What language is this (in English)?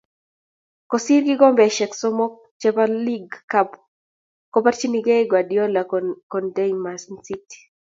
Kalenjin